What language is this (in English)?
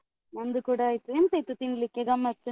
Kannada